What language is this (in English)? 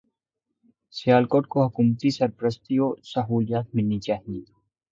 Urdu